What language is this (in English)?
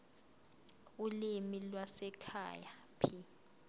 Zulu